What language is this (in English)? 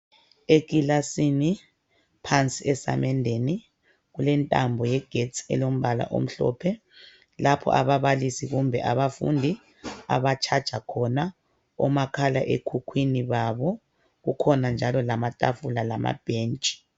North Ndebele